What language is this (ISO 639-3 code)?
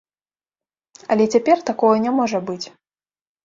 bel